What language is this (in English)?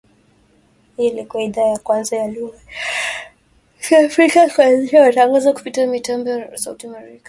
Swahili